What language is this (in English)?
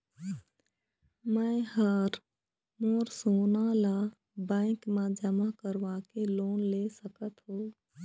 Chhattisgarhi